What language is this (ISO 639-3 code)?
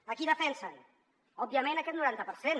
cat